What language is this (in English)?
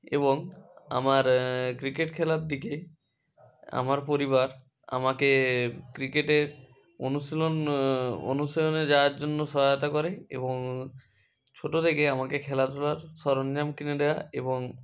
Bangla